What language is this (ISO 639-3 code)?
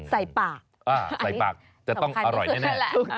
tha